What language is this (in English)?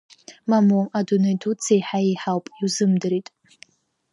Abkhazian